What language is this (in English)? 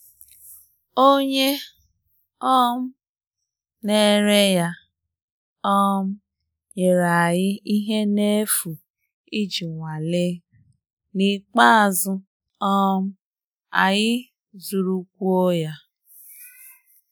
Igbo